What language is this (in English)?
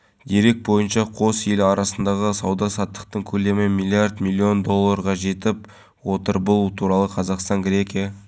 Kazakh